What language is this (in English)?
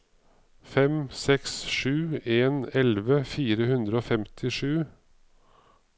Norwegian